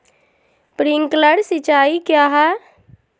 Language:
Magahi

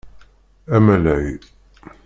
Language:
Kabyle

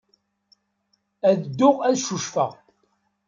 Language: Kabyle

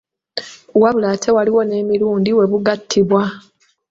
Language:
Ganda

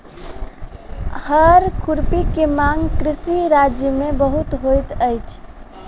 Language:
Maithili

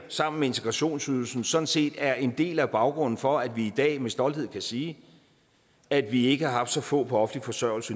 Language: Danish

